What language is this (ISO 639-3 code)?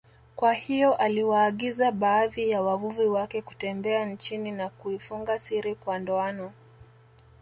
swa